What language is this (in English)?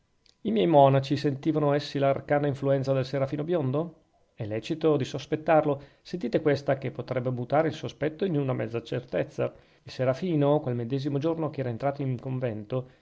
Italian